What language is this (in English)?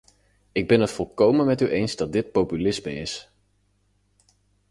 Dutch